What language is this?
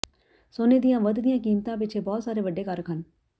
Punjabi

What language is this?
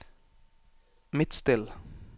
Norwegian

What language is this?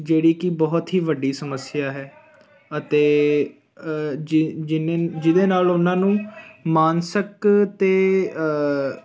Punjabi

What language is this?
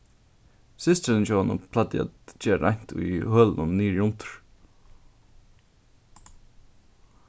Faroese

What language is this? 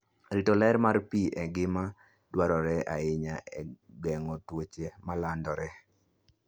Luo (Kenya and Tanzania)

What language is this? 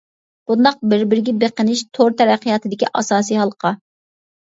Uyghur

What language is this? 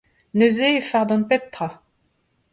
Breton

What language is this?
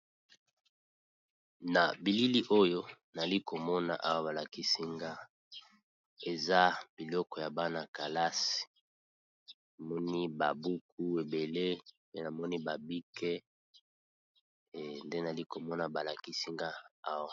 Lingala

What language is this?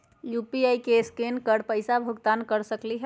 Magahi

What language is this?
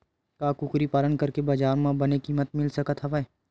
Chhattisgarhi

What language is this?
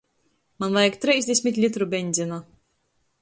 Latgalian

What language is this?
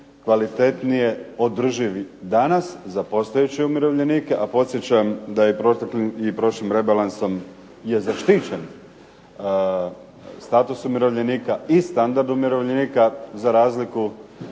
Croatian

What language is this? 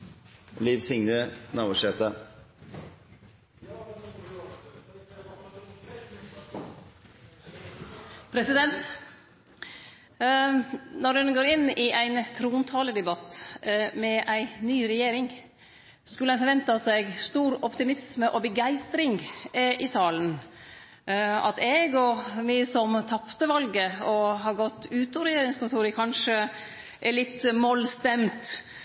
Norwegian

